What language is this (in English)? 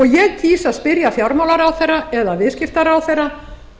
Icelandic